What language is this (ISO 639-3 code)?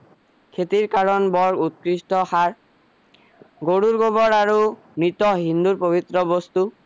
asm